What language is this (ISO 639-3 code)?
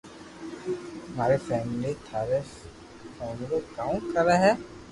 lrk